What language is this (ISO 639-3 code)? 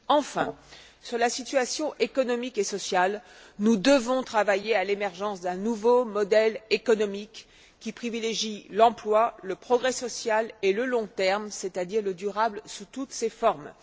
fra